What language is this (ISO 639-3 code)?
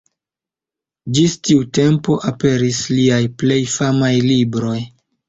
epo